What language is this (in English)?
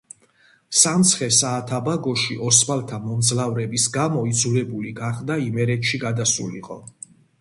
Georgian